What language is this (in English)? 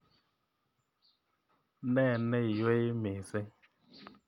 Kalenjin